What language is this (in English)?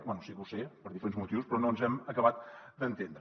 Catalan